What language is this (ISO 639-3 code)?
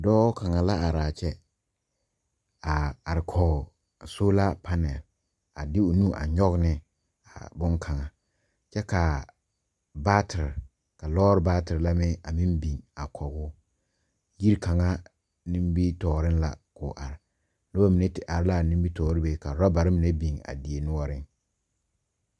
dga